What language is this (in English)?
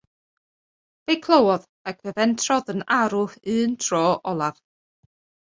Welsh